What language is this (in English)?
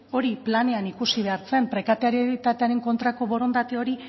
Basque